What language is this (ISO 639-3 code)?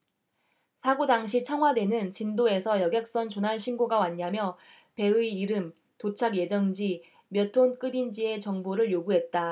kor